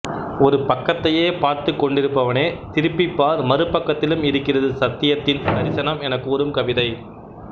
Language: Tamil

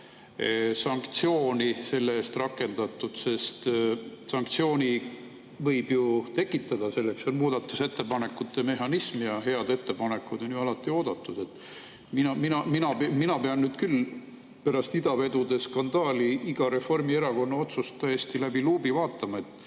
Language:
Estonian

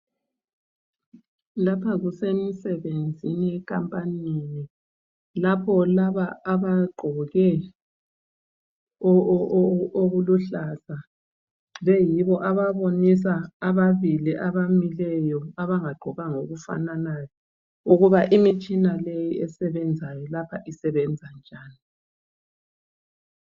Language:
North Ndebele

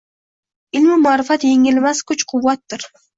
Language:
Uzbek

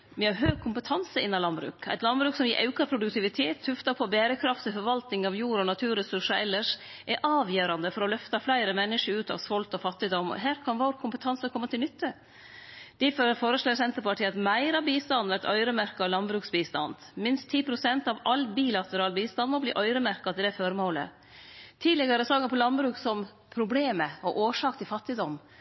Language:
Norwegian Nynorsk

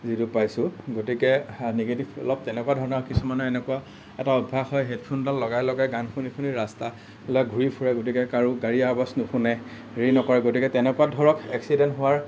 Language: Assamese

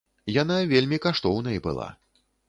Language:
Belarusian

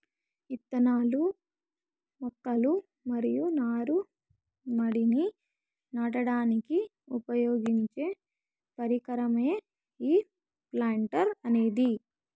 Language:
Telugu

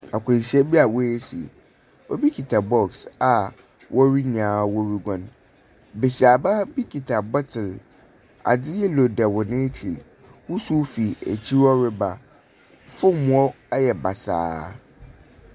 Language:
Akan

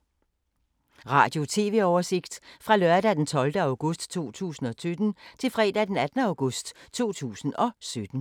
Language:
Danish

